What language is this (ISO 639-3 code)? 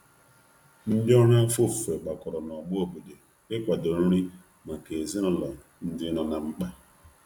ibo